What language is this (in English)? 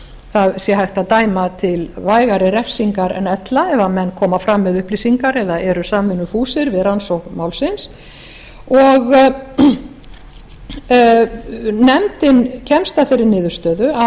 Icelandic